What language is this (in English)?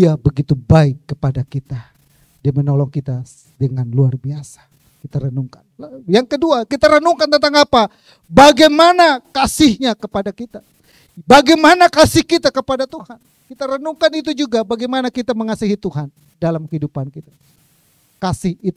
Indonesian